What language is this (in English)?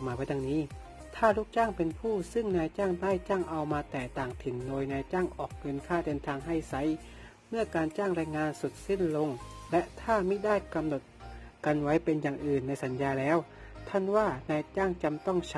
Thai